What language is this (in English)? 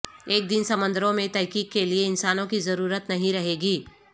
Urdu